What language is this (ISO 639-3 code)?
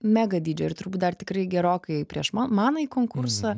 lit